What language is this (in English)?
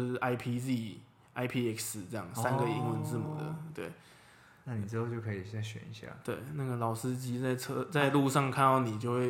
Chinese